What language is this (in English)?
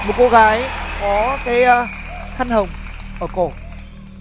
Vietnamese